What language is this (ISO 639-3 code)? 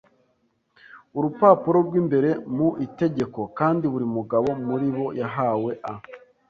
kin